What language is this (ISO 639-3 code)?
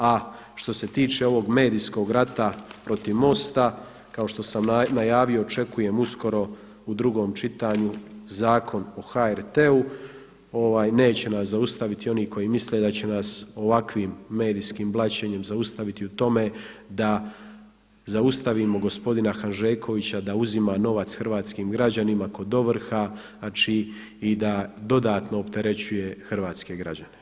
hrv